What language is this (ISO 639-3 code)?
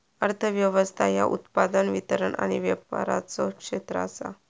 mar